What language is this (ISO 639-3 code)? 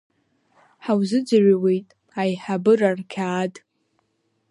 abk